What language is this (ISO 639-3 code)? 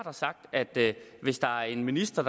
dan